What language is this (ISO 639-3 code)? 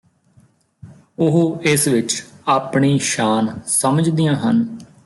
pan